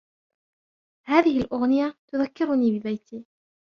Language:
Arabic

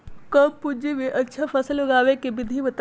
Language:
Magahi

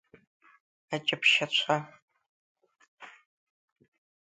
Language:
Abkhazian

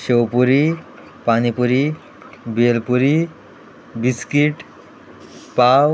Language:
Konkani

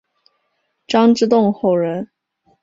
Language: Chinese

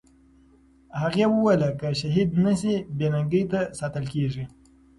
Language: Pashto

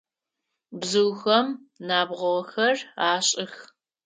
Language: Adyghe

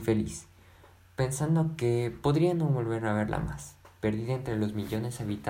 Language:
Spanish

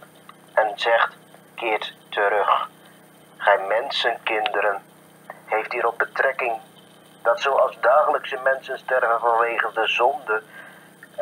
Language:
Dutch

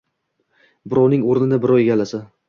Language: Uzbek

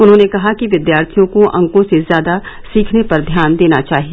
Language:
Hindi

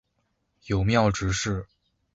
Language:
Chinese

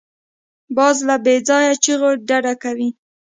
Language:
Pashto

